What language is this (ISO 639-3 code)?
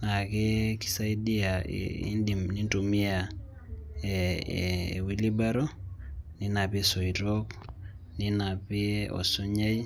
mas